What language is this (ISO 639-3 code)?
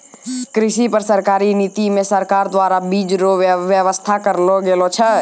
mai